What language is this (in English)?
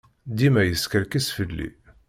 Kabyle